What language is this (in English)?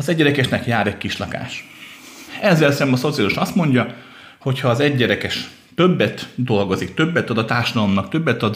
Hungarian